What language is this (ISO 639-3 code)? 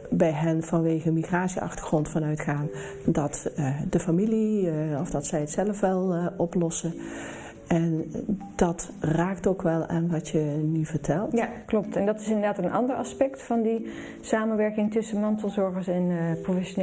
nld